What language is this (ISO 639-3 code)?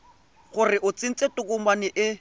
tsn